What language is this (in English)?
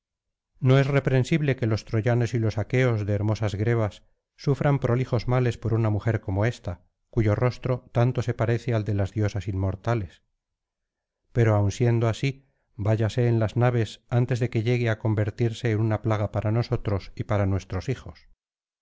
Spanish